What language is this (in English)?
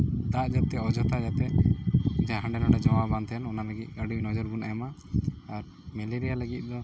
Santali